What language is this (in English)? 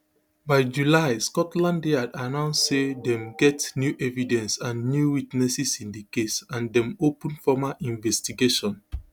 Nigerian Pidgin